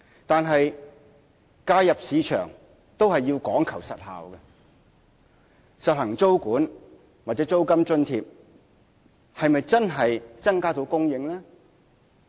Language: Cantonese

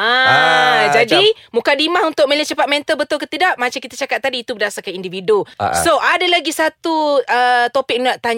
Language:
Malay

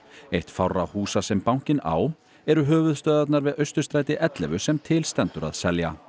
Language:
Icelandic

